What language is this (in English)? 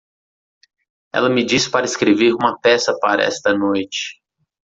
Portuguese